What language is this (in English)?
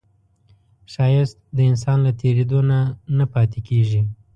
Pashto